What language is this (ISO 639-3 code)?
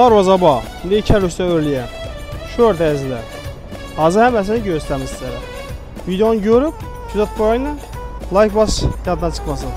tur